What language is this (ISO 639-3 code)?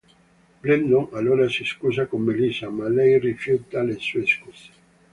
ita